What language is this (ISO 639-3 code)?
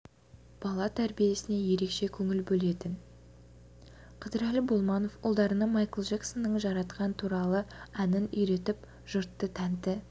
kaz